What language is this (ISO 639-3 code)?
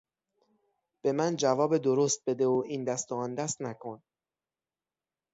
fas